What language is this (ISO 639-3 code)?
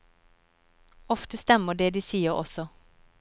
nor